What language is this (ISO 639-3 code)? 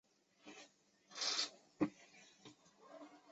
zho